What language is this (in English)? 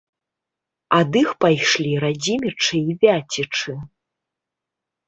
Belarusian